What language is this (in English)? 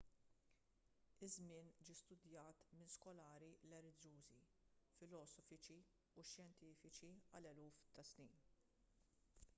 Maltese